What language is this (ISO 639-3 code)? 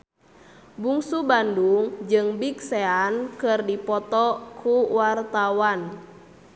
sun